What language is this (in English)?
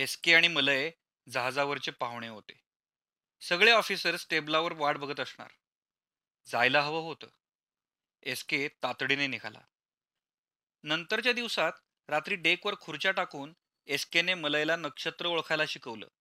Marathi